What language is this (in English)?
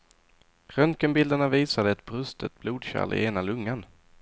Swedish